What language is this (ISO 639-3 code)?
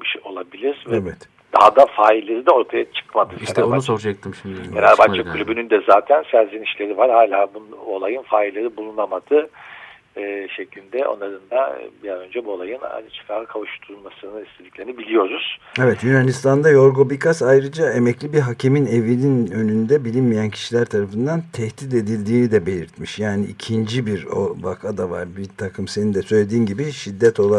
tur